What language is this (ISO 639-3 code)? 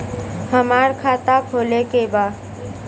bho